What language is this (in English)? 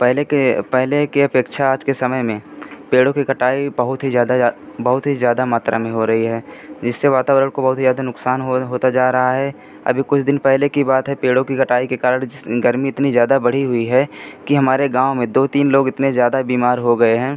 Hindi